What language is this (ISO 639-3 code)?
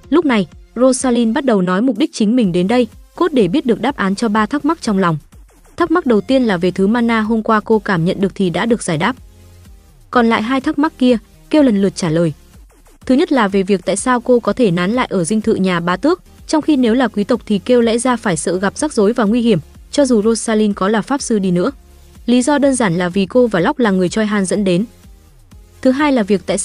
vie